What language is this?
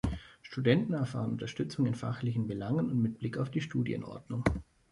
German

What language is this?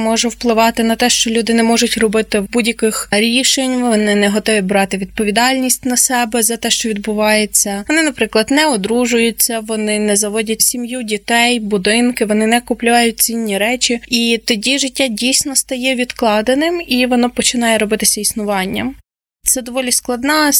Ukrainian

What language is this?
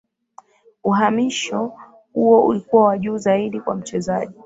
Swahili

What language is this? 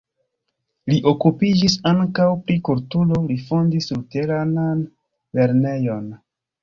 Esperanto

